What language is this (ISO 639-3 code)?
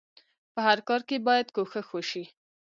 pus